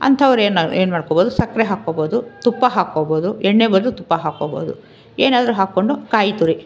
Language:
Kannada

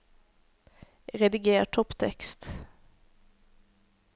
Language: Norwegian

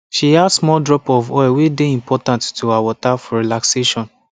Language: Nigerian Pidgin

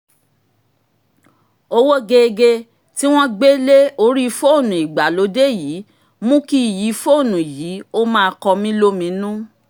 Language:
Yoruba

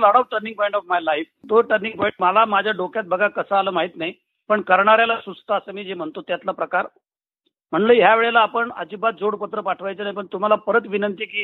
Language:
Marathi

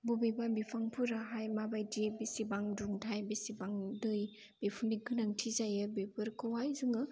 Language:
Bodo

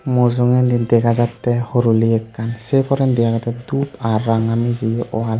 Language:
Chakma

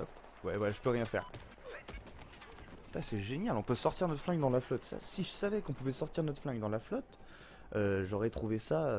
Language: French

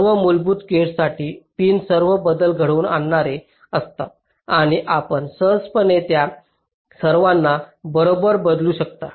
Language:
Marathi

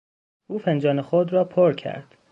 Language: Persian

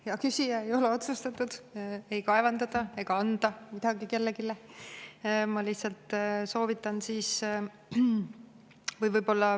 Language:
Estonian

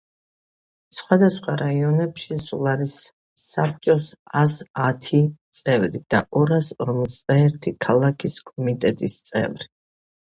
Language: Georgian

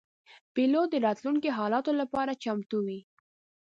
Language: Pashto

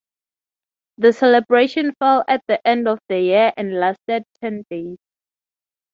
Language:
English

